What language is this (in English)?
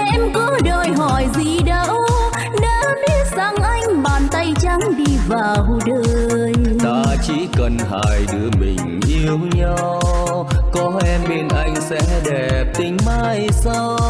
Vietnamese